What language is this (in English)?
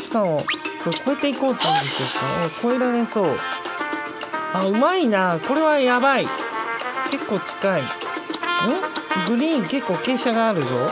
Japanese